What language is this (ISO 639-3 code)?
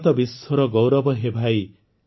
ori